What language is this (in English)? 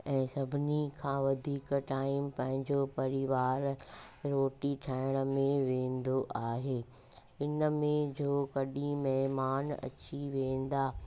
Sindhi